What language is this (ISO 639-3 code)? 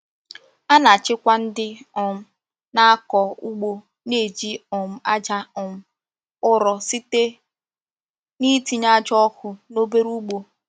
ibo